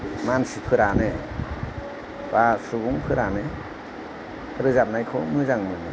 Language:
Bodo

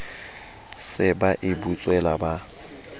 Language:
Southern Sotho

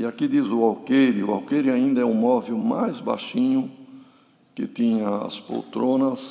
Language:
Portuguese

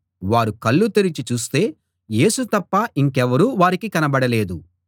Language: Telugu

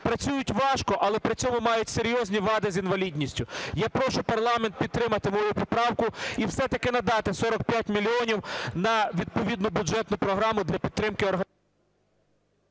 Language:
Ukrainian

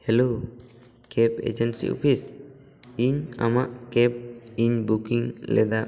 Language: Santali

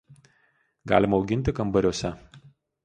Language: Lithuanian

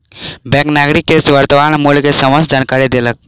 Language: Maithili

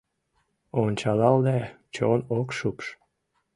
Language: Mari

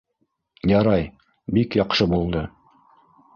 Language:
Bashkir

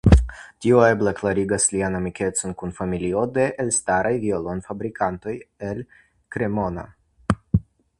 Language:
Esperanto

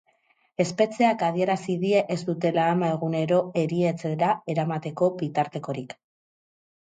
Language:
Basque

